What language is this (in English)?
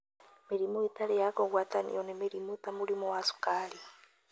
Kikuyu